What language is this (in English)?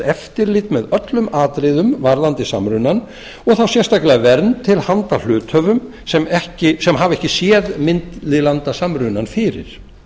Icelandic